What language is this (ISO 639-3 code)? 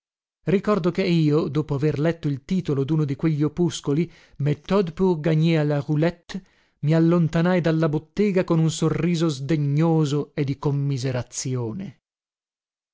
ita